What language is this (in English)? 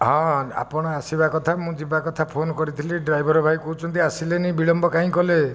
Odia